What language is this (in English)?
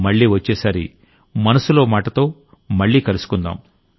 Telugu